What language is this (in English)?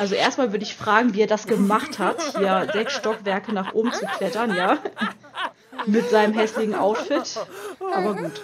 German